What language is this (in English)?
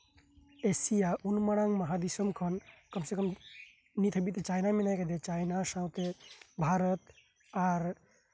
Santali